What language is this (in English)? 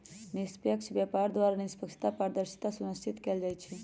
Magahi